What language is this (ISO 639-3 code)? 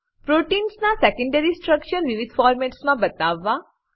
guj